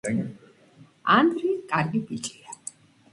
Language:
Georgian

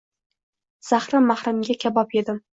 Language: Uzbek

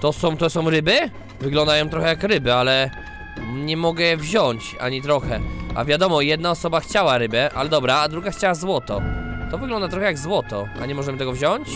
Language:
Polish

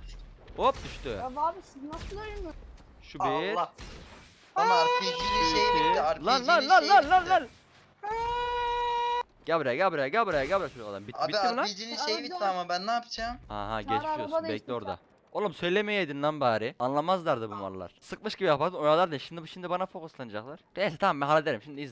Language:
Turkish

